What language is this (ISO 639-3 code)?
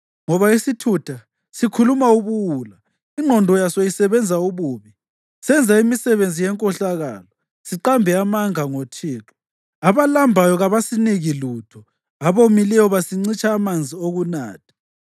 nde